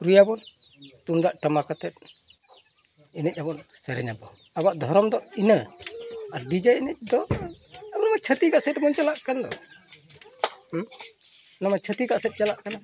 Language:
Santali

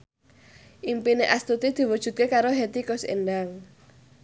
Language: Javanese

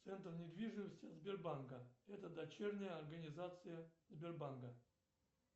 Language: Russian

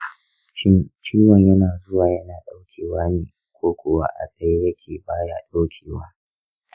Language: Hausa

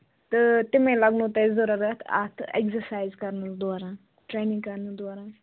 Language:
Kashmiri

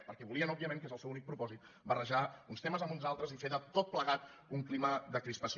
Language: Catalan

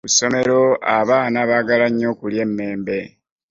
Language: Ganda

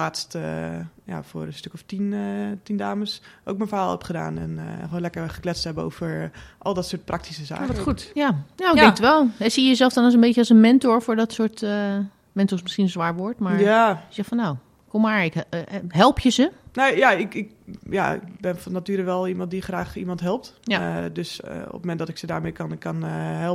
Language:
Dutch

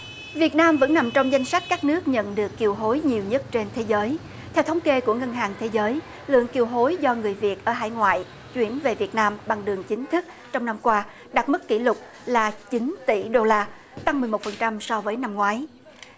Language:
Vietnamese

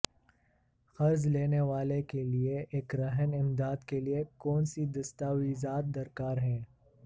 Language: Urdu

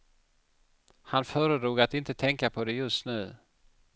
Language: Swedish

